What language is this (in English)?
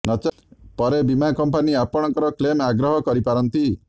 Odia